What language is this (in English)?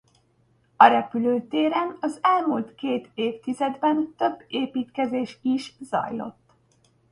Hungarian